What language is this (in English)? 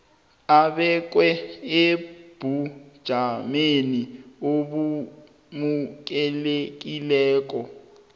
South Ndebele